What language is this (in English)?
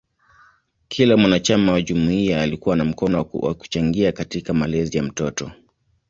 Swahili